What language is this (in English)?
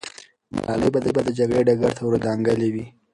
Pashto